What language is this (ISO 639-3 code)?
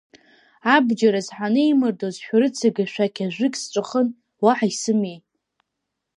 abk